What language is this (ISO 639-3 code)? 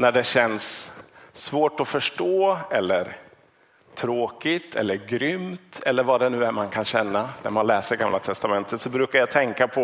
swe